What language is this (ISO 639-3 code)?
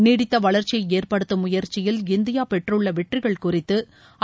tam